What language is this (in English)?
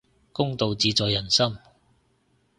Cantonese